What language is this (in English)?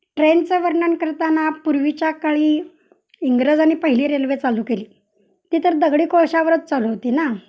Marathi